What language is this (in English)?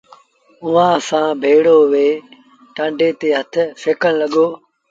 Sindhi Bhil